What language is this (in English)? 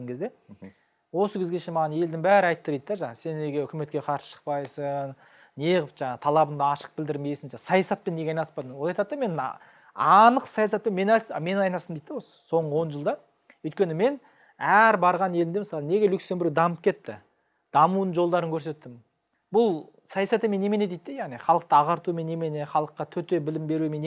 Turkish